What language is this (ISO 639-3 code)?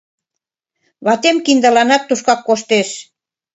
chm